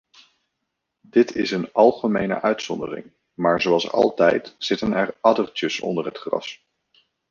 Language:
Dutch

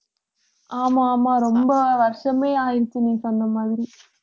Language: Tamil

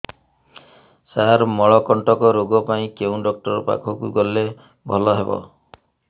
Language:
Odia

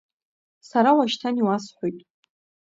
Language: Abkhazian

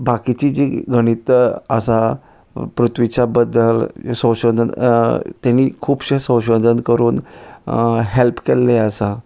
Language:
Konkani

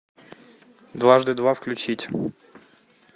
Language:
Russian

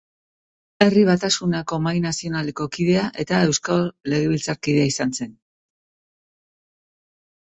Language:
Basque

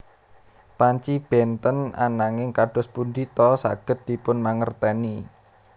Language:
Javanese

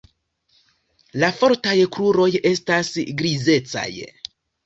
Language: Esperanto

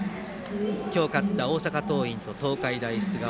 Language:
Japanese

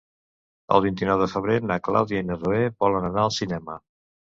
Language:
Catalan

